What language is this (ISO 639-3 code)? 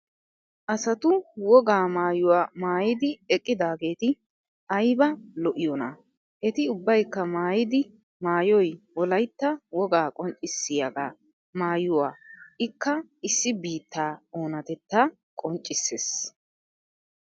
wal